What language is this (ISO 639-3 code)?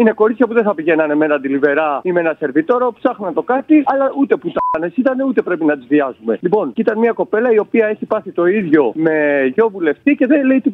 ell